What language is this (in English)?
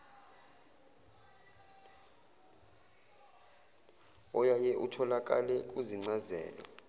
Zulu